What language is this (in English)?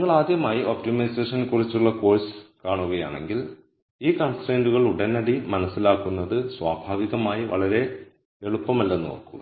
Malayalam